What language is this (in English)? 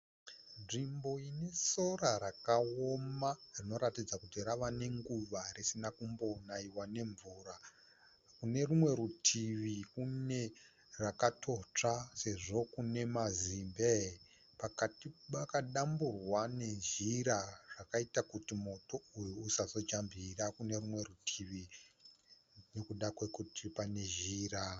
Shona